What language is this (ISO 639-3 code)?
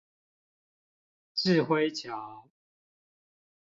zho